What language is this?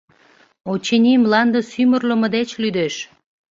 Mari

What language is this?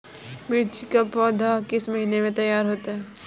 Hindi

